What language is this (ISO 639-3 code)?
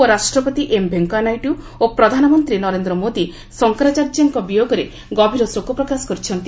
ori